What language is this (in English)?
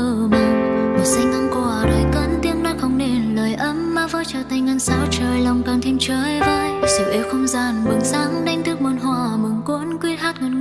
Vietnamese